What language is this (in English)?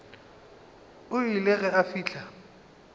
Northern Sotho